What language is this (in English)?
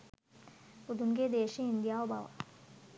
Sinhala